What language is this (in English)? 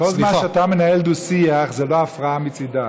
Hebrew